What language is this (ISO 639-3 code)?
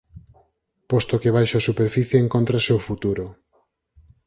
glg